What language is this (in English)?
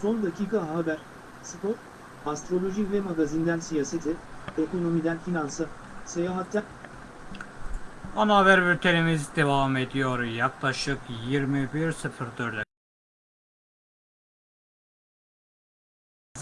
Turkish